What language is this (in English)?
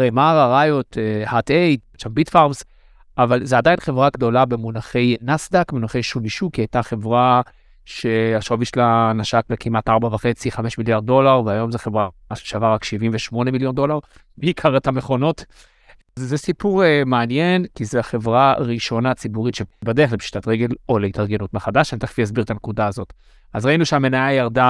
Hebrew